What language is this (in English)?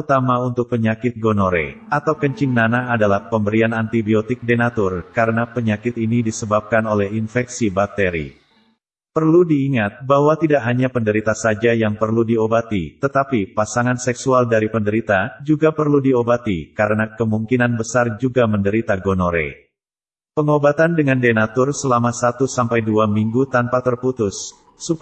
Indonesian